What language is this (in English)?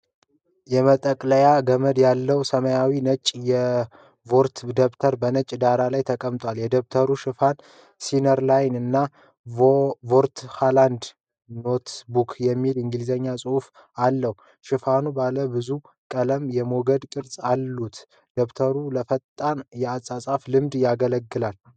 Amharic